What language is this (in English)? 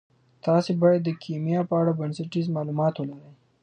Pashto